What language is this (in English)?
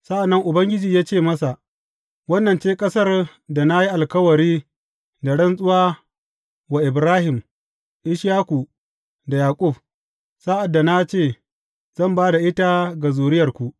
Hausa